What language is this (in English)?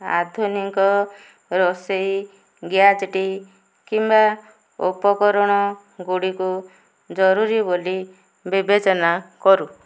Odia